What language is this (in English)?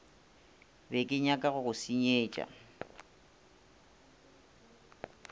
Northern Sotho